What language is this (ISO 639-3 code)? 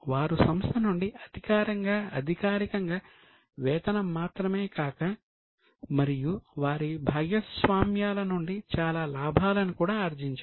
tel